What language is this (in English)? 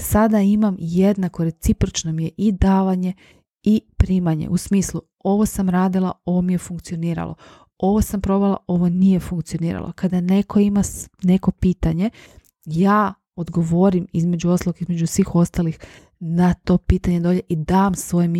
Croatian